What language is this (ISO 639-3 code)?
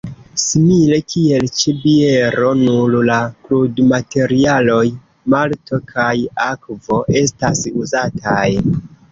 epo